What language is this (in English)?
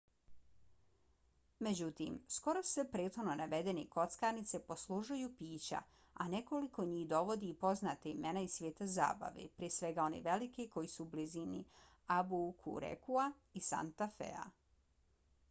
Bosnian